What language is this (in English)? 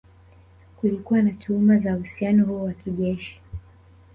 Swahili